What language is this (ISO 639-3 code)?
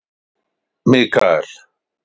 isl